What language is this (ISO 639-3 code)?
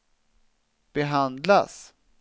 swe